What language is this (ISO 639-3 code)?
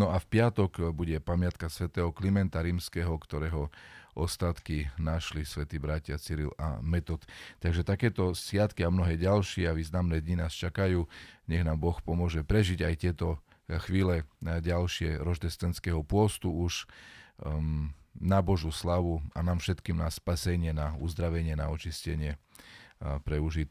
slk